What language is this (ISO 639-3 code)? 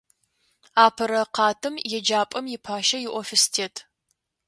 ady